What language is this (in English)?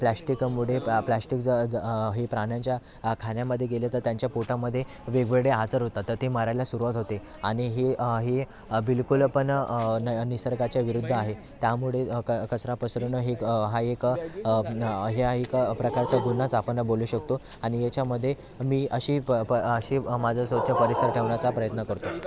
Marathi